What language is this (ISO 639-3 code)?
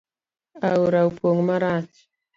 luo